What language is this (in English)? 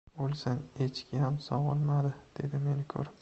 Uzbek